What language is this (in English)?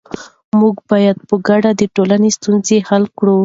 Pashto